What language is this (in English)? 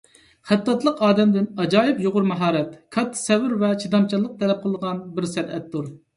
Uyghur